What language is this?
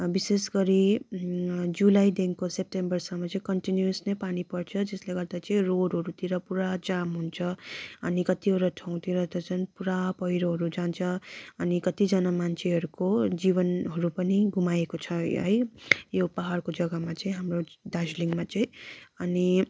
Nepali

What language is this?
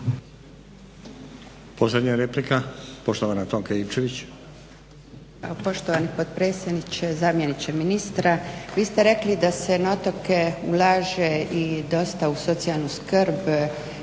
Croatian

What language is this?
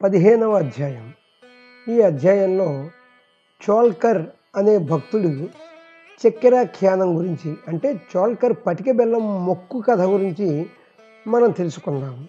Telugu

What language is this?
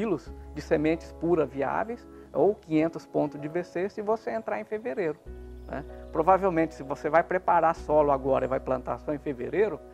Portuguese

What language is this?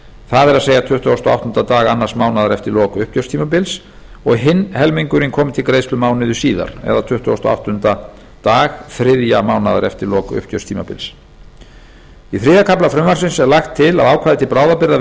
Icelandic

